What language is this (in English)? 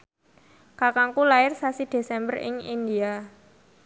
Javanese